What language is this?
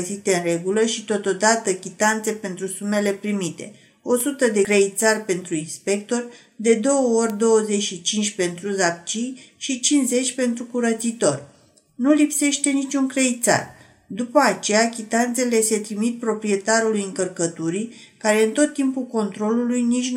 Romanian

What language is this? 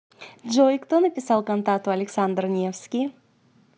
Russian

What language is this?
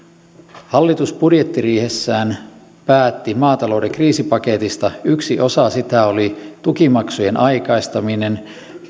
Finnish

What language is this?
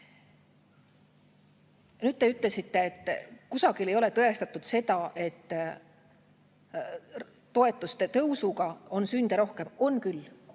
Estonian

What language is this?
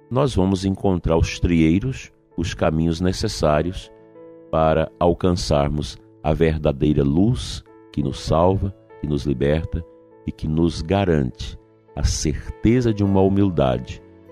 Portuguese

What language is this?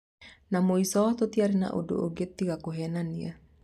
Kikuyu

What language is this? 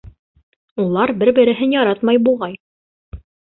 Bashkir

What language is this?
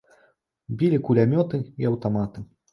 Belarusian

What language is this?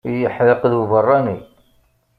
Kabyle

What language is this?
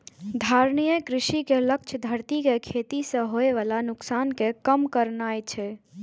Maithili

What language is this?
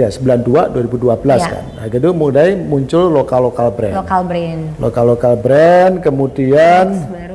Indonesian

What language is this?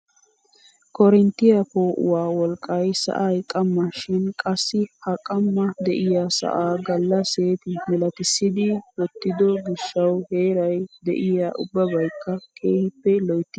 Wolaytta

